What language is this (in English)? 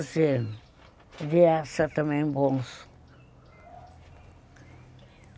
Portuguese